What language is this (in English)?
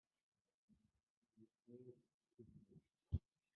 Kabyle